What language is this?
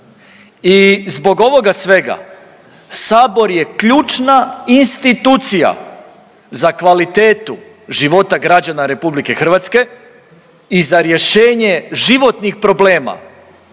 Croatian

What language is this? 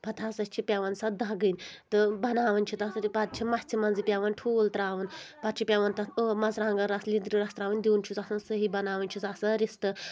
Kashmiri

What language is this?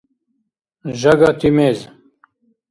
Dargwa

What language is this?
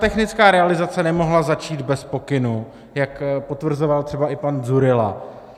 Czech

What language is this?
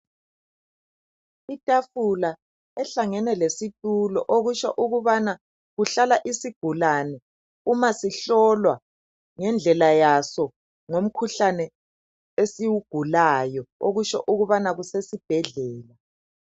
North Ndebele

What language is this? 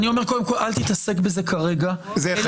Hebrew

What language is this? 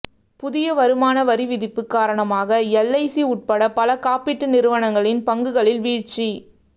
Tamil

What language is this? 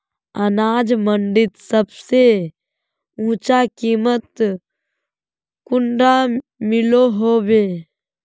Magahi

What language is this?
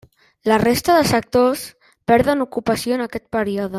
Catalan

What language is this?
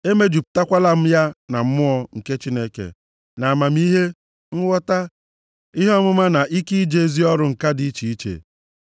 Igbo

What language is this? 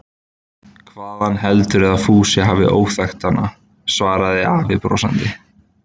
Icelandic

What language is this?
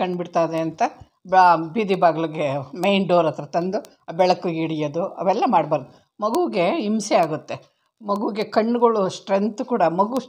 Kannada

